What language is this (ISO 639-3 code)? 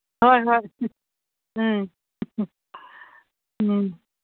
mni